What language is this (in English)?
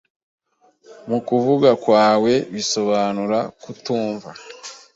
Kinyarwanda